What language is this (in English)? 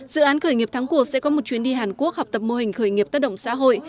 Vietnamese